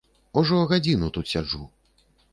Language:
Belarusian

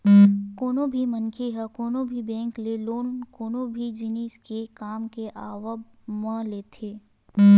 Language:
Chhattisgarhi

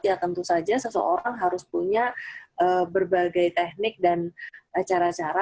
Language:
Indonesian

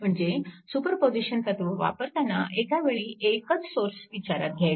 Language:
Marathi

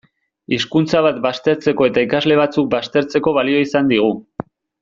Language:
Basque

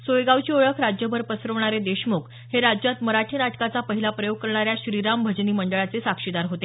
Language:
Marathi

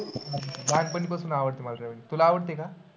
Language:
Marathi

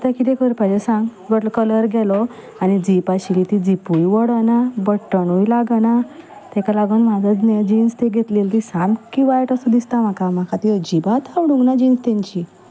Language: Konkani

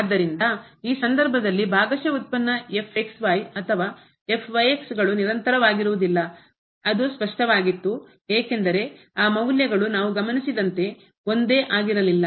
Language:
Kannada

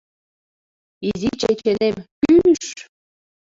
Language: Mari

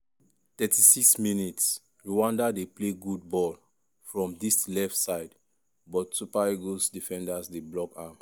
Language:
Nigerian Pidgin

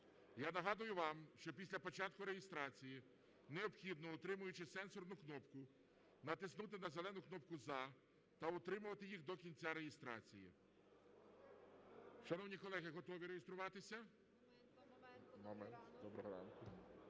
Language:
Ukrainian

